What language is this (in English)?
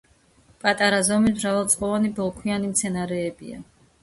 Georgian